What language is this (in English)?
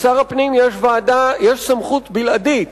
Hebrew